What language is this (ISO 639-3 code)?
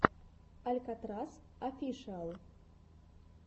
rus